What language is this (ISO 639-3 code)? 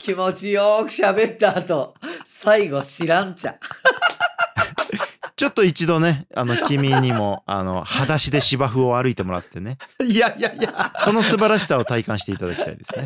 jpn